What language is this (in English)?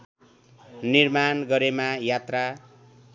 Nepali